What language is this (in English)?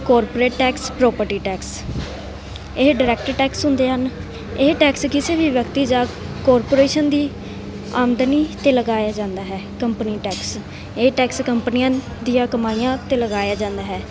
Punjabi